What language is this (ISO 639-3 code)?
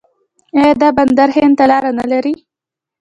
pus